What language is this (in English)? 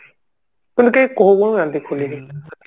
Odia